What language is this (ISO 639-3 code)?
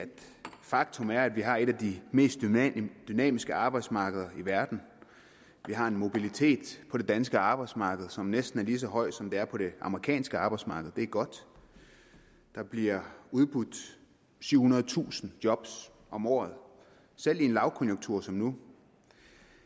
dan